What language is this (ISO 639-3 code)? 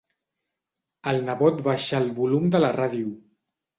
cat